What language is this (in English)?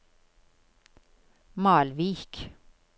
Norwegian